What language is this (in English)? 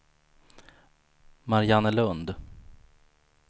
Swedish